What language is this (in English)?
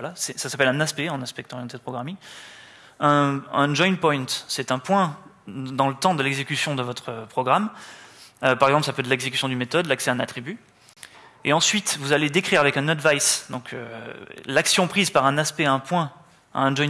French